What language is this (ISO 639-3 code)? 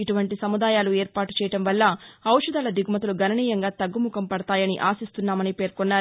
tel